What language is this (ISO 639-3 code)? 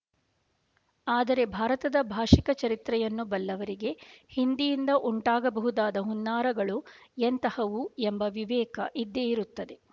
kan